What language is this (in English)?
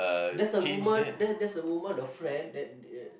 English